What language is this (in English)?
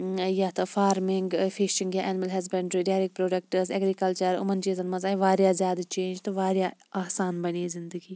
Kashmiri